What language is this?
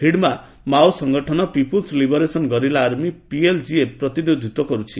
Odia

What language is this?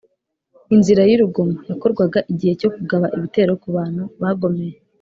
Kinyarwanda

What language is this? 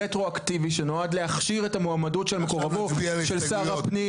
Hebrew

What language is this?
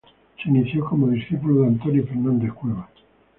Spanish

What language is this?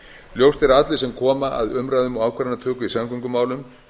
Icelandic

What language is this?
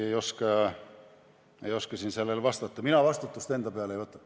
Estonian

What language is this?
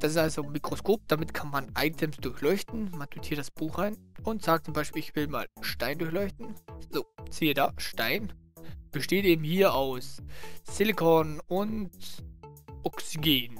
German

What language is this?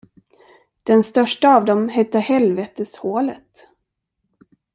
Swedish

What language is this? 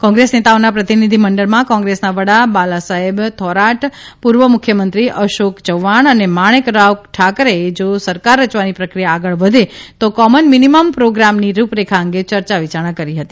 Gujarati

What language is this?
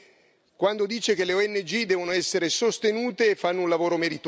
Italian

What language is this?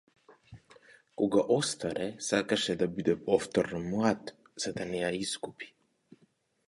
Macedonian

